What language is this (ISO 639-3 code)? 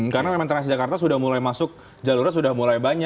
ind